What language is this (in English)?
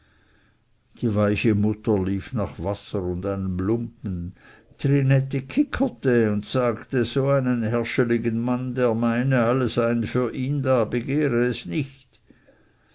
German